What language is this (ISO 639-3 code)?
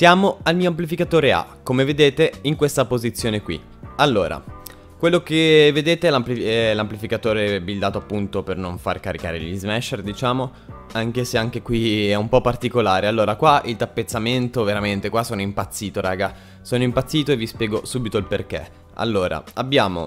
ita